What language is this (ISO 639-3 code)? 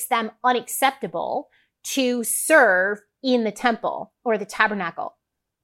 eng